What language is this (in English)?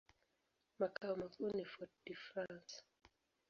Swahili